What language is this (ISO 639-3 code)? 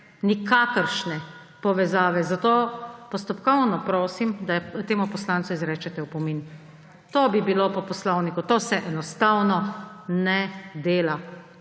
slv